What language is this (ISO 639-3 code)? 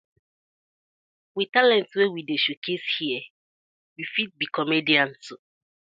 pcm